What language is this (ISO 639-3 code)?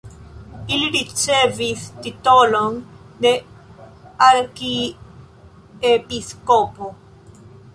epo